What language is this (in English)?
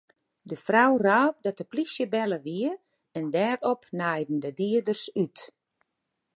Western Frisian